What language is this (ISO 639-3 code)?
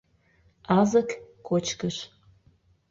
chm